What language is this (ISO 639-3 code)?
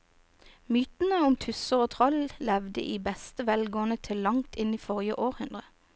nor